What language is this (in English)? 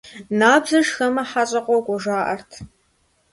Kabardian